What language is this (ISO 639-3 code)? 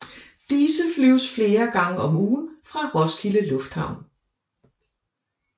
dan